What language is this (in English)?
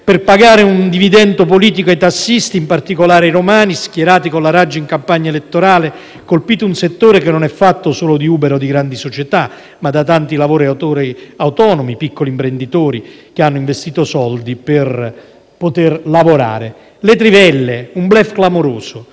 Italian